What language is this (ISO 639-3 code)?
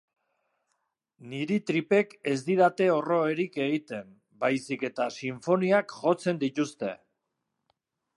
eus